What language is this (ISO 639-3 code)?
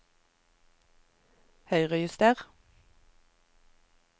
nor